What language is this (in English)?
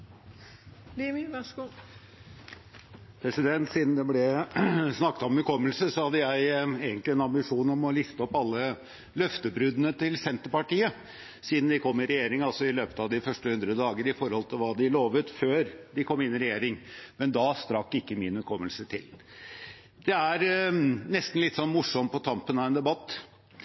Norwegian Bokmål